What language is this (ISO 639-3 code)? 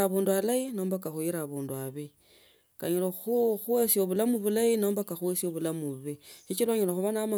lto